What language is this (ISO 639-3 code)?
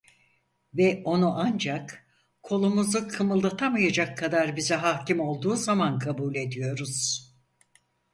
tur